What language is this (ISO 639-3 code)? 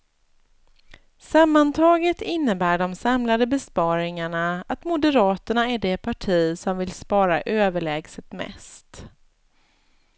swe